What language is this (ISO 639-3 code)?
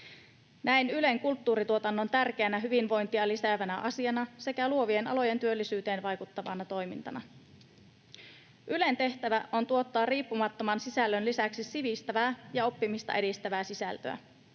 fin